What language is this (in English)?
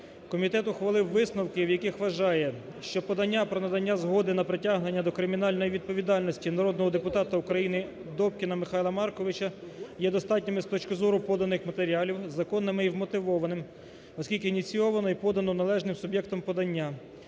Ukrainian